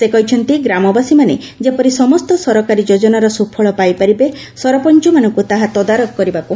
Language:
Odia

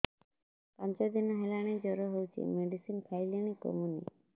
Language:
Odia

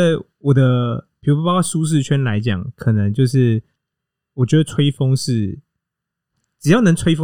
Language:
Chinese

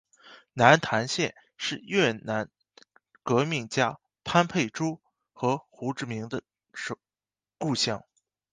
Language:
Chinese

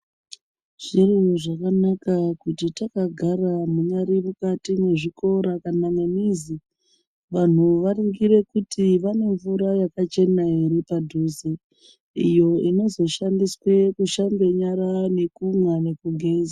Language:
Ndau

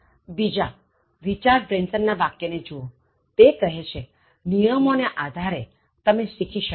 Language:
Gujarati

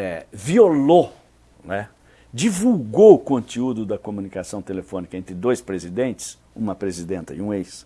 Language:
Portuguese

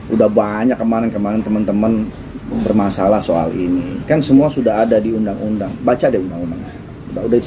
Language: Indonesian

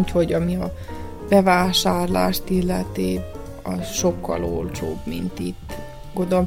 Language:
Hungarian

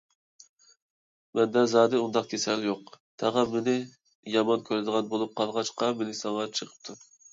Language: Uyghur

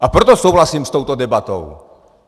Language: Czech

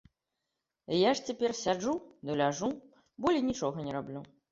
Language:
Belarusian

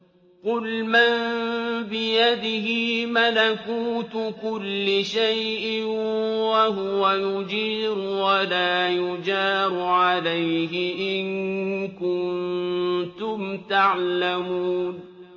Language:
Arabic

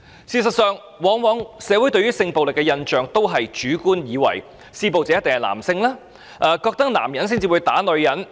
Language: Cantonese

